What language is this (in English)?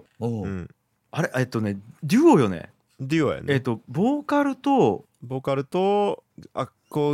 Japanese